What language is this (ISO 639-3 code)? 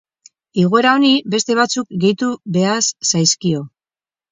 eus